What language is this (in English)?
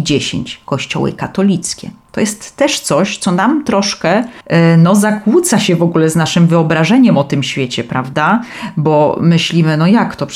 Polish